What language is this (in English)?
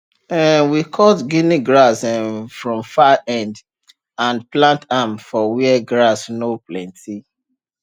Nigerian Pidgin